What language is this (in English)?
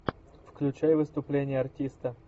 Russian